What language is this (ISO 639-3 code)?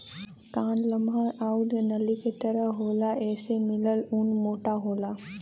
bho